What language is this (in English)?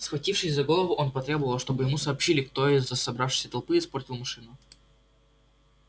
Russian